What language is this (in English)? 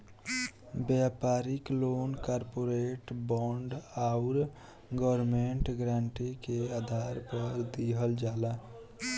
Bhojpuri